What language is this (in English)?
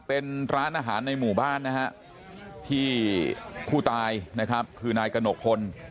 Thai